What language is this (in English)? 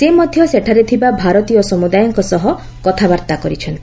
Odia